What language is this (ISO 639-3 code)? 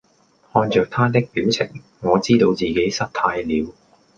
yue